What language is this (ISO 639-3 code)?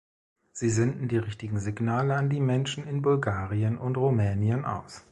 deu